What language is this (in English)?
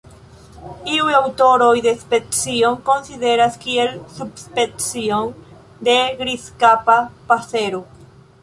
Esperanto